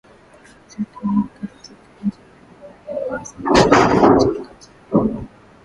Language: Swahili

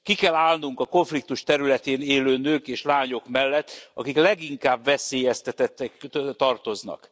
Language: Hungarian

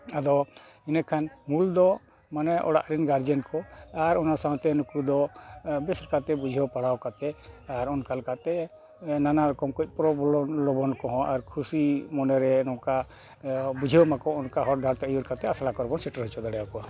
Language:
Santali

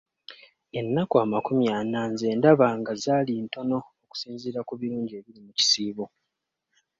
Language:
Ganda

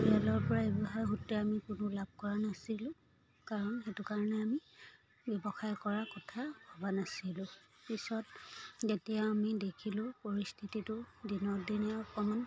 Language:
Assamese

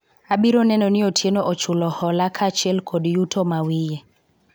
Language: Luo (Kenya and Tanzania)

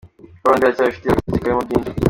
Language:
Kinyarwanda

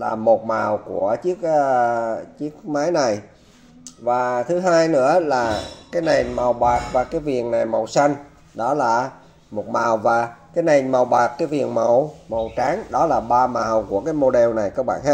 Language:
Vietnamese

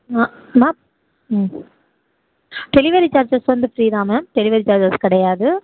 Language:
Tamil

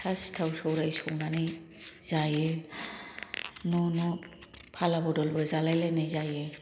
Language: Bodo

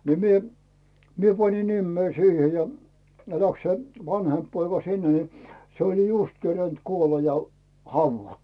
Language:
Finnish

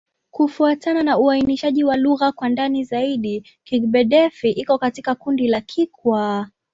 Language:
Swahili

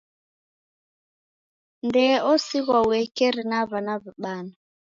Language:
Taita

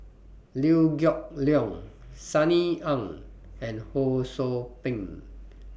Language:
English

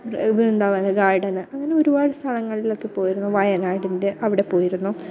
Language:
Malayalam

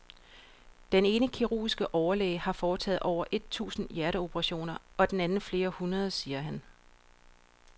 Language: Danish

